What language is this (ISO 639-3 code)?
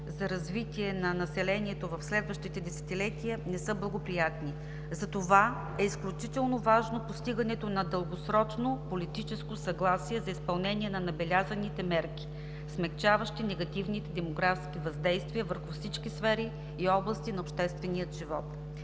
bul